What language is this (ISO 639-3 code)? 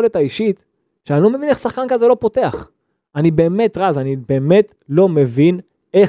heb